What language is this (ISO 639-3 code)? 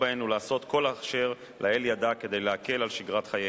heb